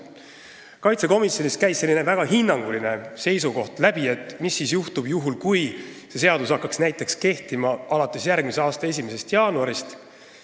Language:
Estonian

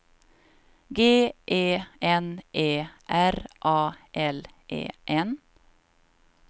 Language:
Swedish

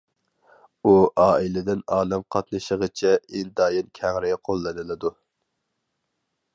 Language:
Uyghur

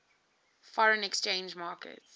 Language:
English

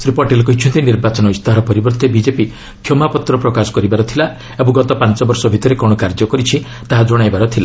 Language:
Odia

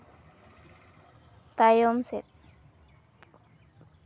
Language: Santali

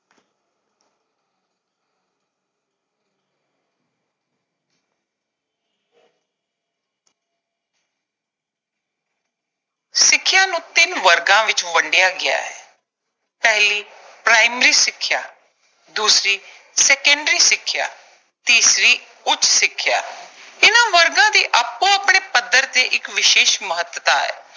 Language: Punjabi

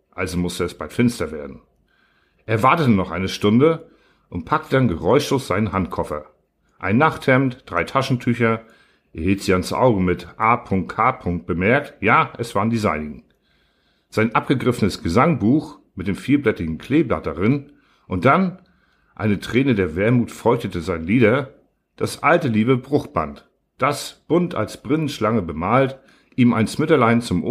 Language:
German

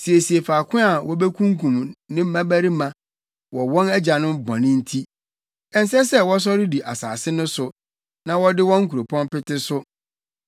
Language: Akan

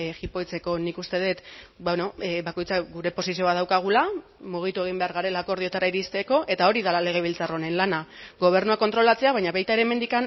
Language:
Basque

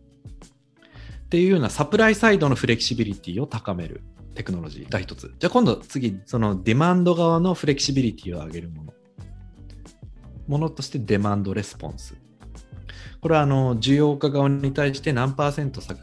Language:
Japanese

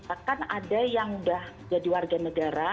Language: Indonesian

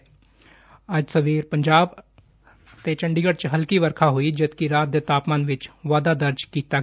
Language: Punjabi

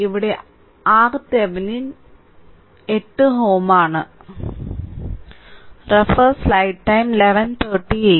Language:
Malayalam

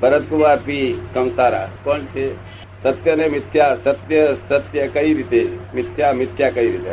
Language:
Gujarati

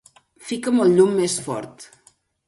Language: Catalan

